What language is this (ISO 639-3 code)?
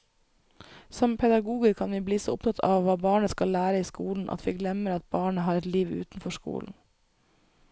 nor